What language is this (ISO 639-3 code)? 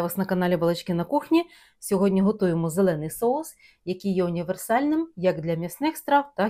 ukr